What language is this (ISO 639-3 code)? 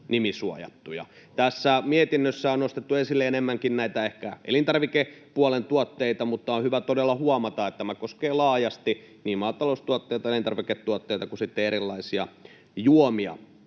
fin